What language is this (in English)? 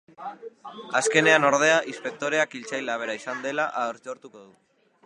Basque